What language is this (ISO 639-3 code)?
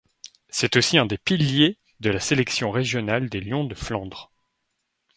fra